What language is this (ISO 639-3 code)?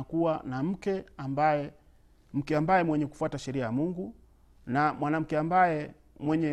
swa